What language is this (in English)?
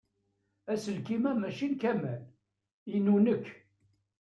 Kabyle